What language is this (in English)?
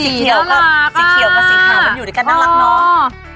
Thai